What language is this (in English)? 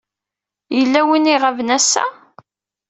Kabyle